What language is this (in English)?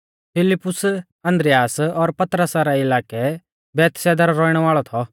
Mahasu Pahari